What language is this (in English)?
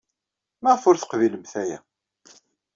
Kabyle